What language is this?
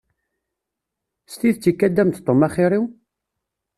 Kabyle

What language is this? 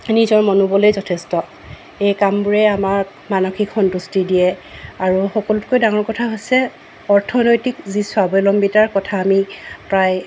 Assamese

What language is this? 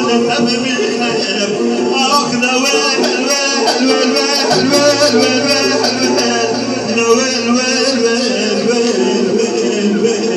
Turkish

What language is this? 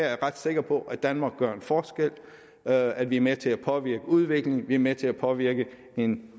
Danish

